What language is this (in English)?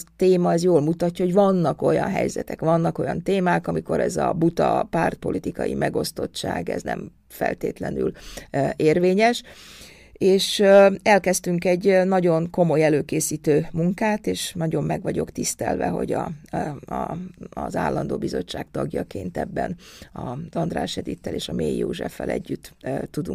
Hungarian